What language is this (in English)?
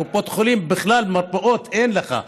Hebrew